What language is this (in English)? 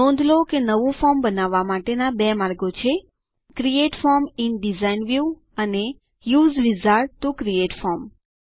Gujarati